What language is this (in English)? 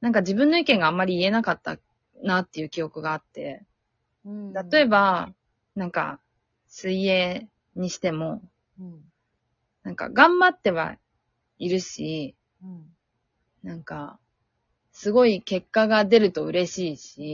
Japanese